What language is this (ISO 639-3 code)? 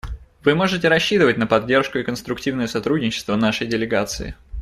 rus